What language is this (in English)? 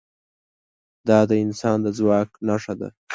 Pashto